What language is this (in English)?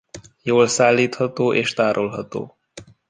Hungarian